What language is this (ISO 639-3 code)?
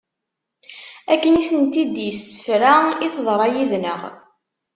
kab